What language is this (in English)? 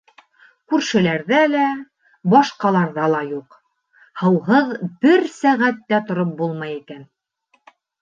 Bashkir